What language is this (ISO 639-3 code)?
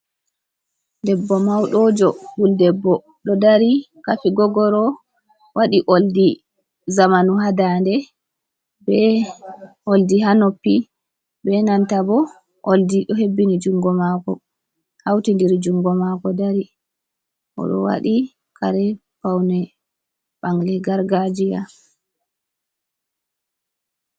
ful